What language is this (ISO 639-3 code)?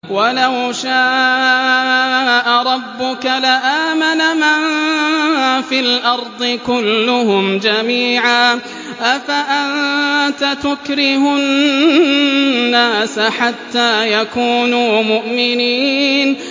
ara